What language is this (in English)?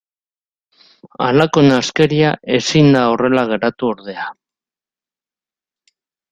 Basque